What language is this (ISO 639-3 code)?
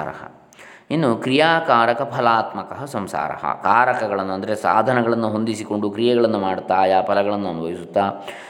kan